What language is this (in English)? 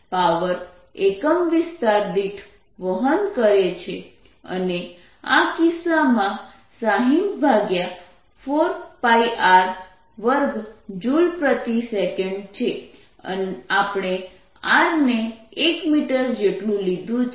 Gujarati